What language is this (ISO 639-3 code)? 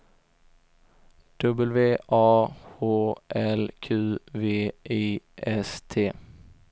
swe